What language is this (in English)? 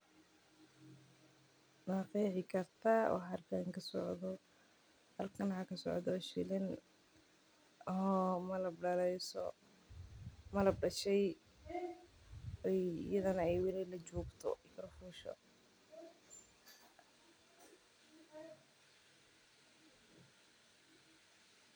Somali